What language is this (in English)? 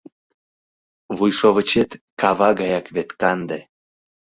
Mari